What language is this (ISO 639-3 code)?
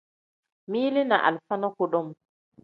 kdh